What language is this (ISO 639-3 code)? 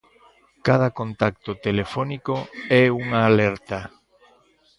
glg